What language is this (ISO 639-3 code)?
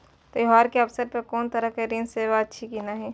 mai